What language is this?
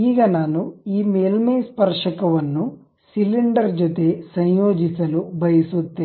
Kannada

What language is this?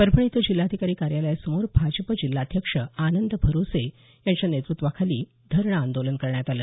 Marathi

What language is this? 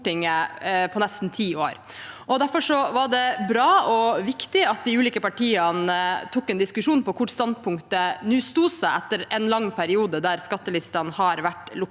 Norwegian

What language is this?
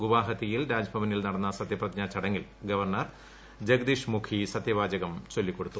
Malayalam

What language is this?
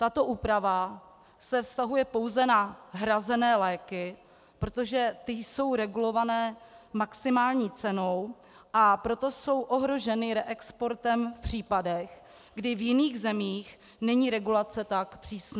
Czech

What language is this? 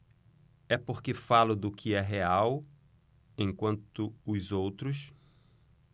Portuguese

